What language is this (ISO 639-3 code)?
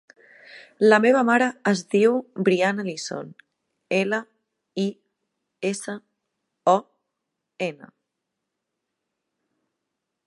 cat